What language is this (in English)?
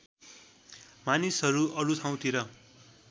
Nepali